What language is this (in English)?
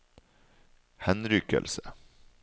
Norwegian